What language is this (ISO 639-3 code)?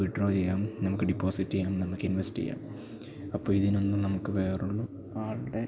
mal